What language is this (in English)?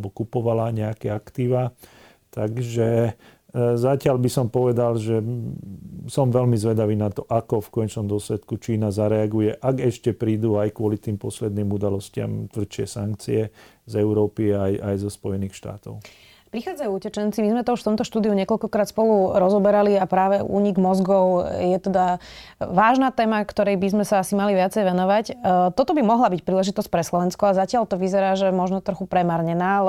Slovak